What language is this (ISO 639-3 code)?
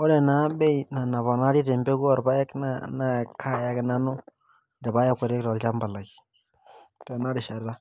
mas